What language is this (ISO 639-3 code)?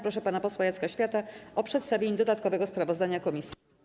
pol